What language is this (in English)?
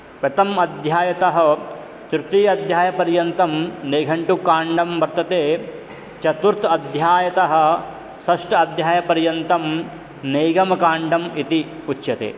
Sanskrit